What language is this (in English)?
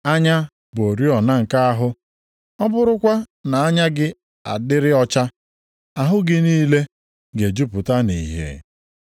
Igbo